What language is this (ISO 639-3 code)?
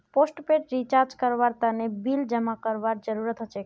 mag